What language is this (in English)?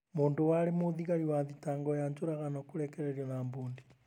Kikuyu